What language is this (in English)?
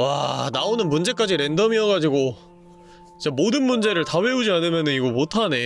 Korean